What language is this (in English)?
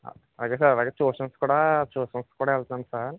Telugu